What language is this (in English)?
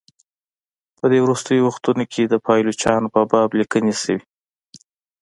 Pashto